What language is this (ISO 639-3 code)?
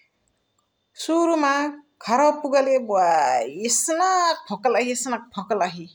the